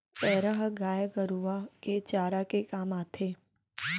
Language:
Chhattisgarhi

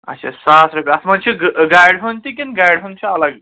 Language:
Kashmiri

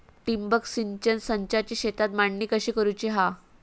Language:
Marathi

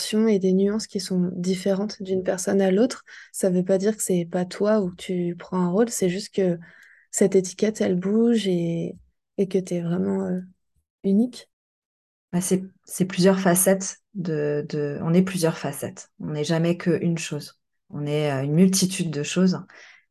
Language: French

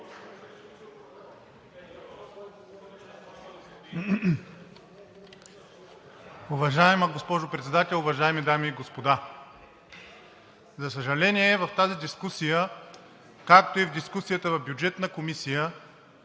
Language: Bulgarian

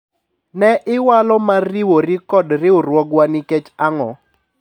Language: Luo (Kenya and Tanzania)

